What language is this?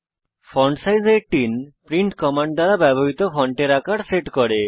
Bangla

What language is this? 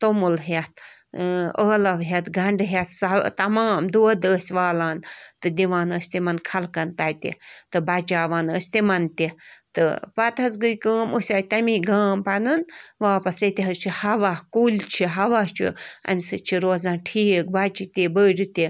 Kashmiri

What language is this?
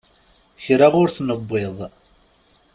Kabyle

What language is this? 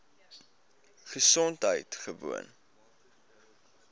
Afrikaans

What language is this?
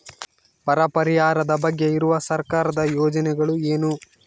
Kannada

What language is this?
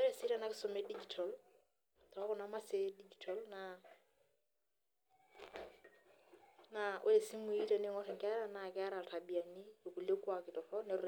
Masai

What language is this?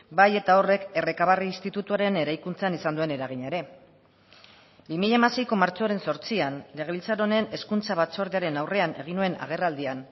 Basque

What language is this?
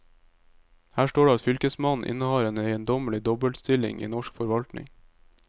Norwegian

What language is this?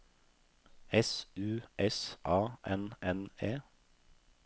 Norwegian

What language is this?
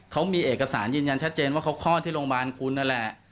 Thai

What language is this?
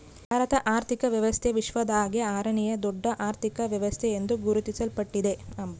Kannada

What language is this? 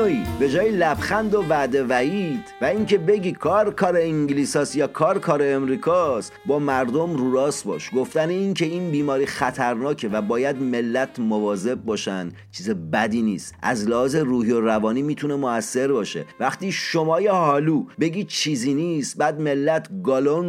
Persian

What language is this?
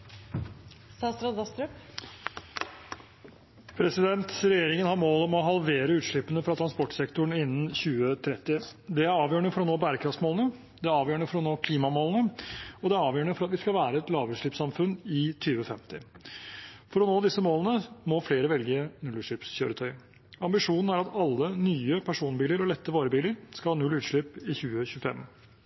Norwegian Bokmål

